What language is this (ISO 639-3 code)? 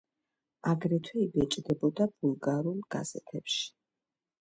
kat